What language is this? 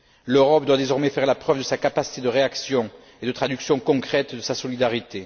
French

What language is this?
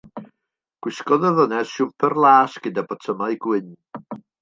Welsh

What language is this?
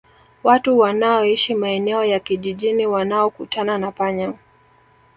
Swahili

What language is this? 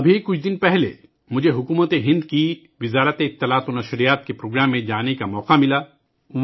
Urdu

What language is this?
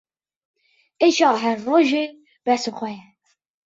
Kurdish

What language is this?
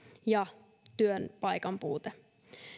Finnish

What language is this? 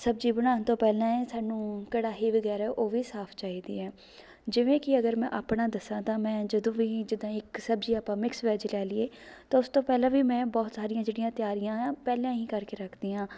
Punjabi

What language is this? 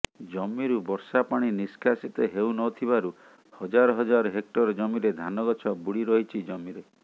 Odia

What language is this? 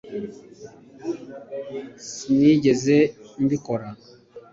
Kinyarwanda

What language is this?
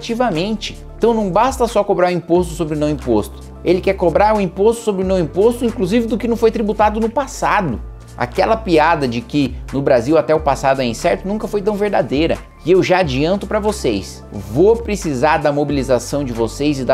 Portuguese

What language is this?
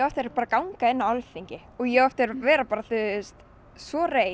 Icelandic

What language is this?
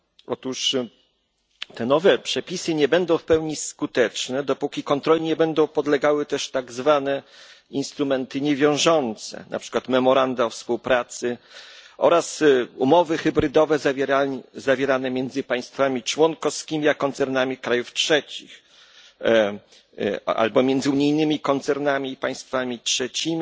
Polish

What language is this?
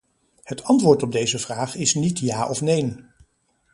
Dutch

